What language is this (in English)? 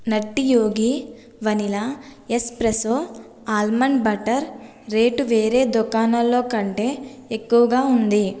Telugu